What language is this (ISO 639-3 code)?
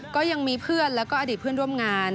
tha